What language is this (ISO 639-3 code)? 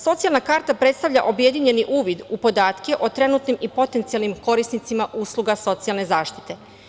srp